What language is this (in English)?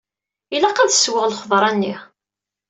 Kabyle